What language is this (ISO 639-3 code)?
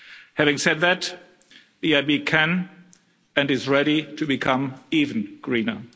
eng